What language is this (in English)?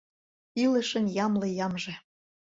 Mari